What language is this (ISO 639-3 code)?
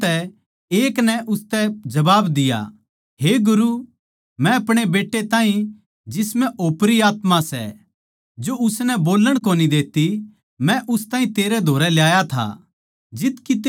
bgc